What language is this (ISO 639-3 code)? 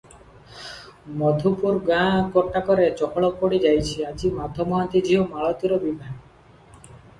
ori